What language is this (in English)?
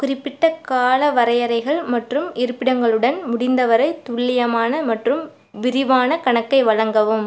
Tamil